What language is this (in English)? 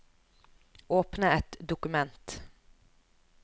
Norwegian